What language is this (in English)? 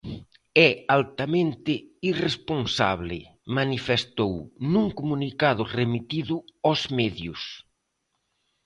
Galician